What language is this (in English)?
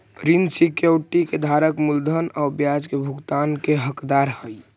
Magahi